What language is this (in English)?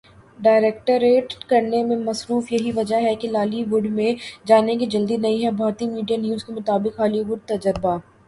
Urdu